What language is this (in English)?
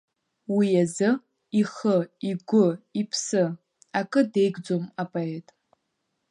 Abkhazian